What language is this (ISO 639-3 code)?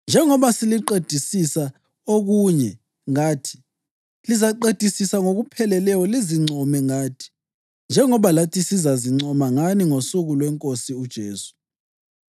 nde